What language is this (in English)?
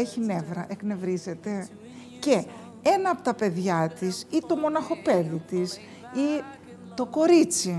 Greek